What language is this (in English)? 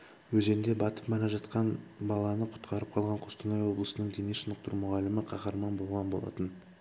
Kazakh